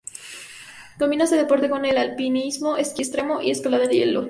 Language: Spanish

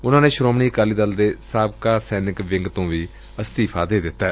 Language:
Punjabi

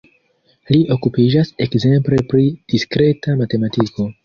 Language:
Esperanto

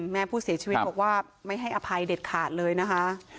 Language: Thai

